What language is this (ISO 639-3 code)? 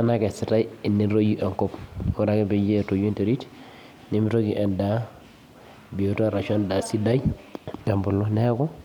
mas